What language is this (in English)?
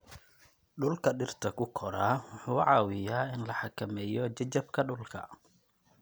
Somali